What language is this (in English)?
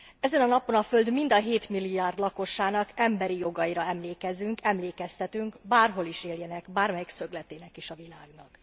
Hungarian